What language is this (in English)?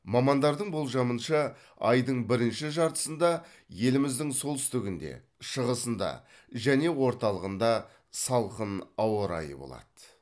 Kazakh